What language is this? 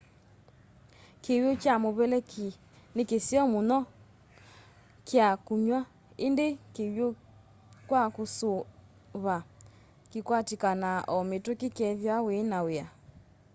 Kamba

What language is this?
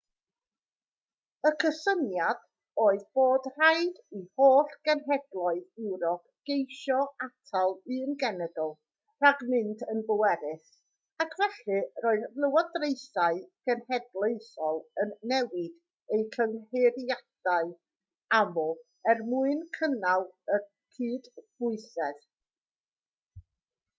Welsh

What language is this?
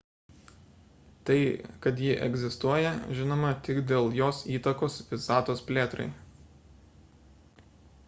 Lithuanian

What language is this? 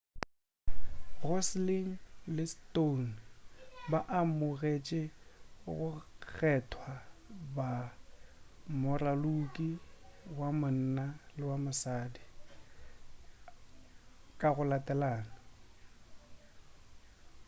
Northern Sotho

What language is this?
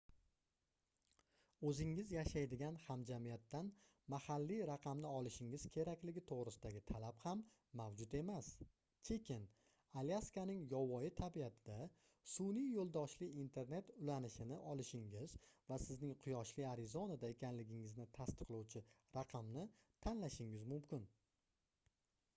Uzbek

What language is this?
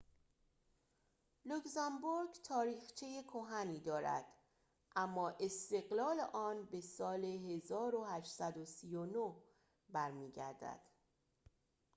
Persian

